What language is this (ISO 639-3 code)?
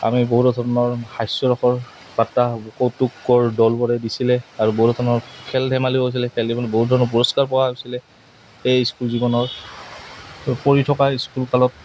asm